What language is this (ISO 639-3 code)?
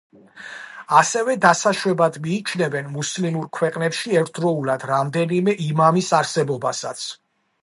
kat